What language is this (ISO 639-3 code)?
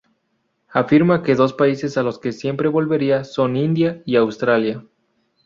spa